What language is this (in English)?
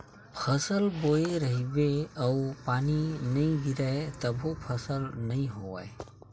Chhattisgarhi